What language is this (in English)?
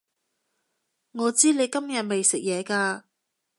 Cantonese